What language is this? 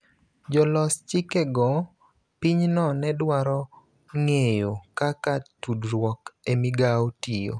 Luo (Kenya and Tanzania)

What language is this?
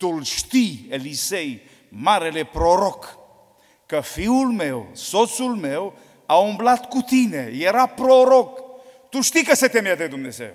Romanian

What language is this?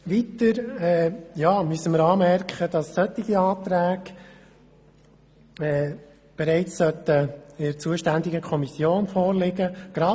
Swiss German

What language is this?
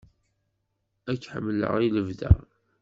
Kabyle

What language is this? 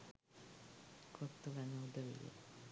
Sinhala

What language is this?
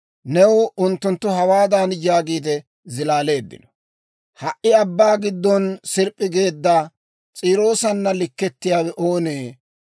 Dawro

